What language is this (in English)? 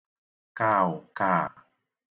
Igbo